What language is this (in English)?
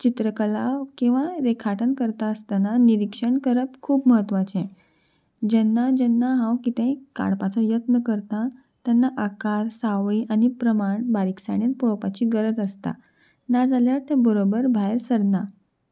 Konkani